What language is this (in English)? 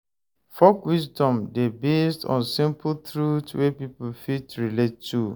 Nigerian Pidgin